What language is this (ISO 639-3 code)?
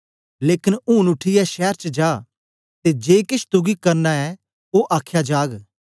doi